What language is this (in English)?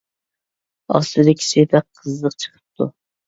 Uyghur